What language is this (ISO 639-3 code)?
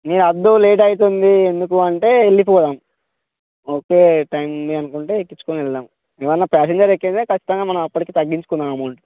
tel